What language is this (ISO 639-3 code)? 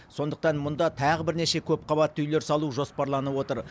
kaz